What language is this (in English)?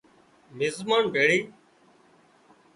Wadiyara Koli